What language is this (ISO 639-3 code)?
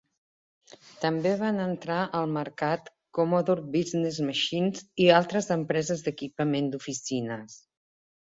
cat